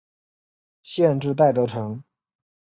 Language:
Chinese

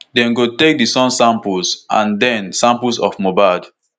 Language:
Nigerian Pidgin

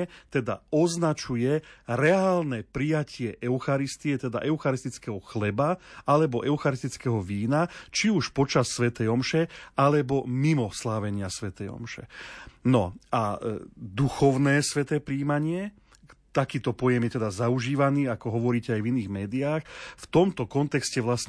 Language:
Slovak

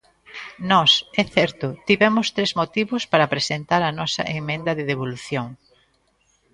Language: Galician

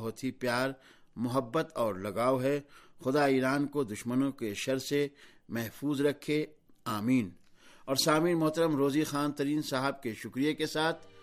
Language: Urdu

